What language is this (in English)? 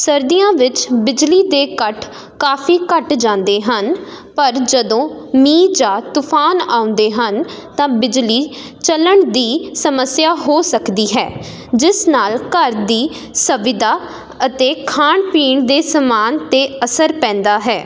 Punjabi